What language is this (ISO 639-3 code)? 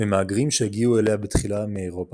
heb